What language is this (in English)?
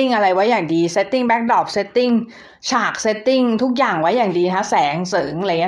Thai